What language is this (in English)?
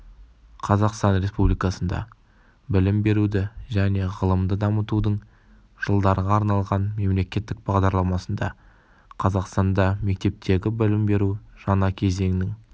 Kazakh